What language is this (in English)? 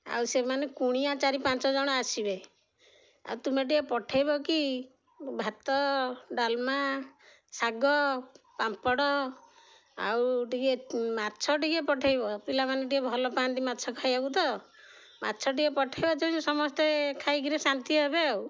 Odia